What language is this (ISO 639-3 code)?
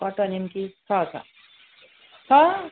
nep